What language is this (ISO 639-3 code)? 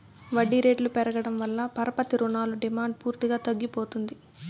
tel